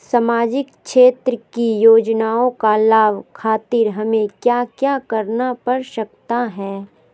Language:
Magahi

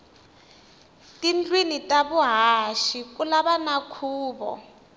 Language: Tsonga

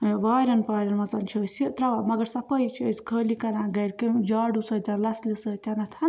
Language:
Kashmiri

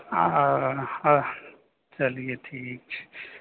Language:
Maithili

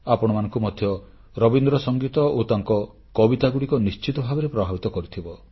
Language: Odia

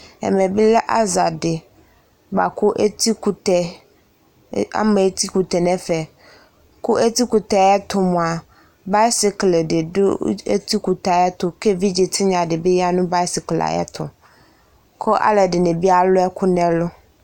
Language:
Ikposo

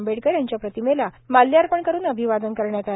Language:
Marathi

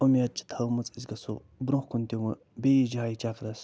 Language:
Kashmiri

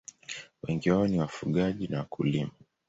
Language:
Swahili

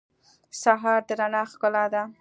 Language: Pashto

